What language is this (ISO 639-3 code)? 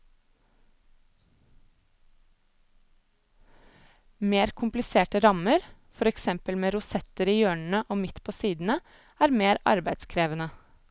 nor